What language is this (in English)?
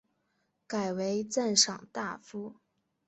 Chinese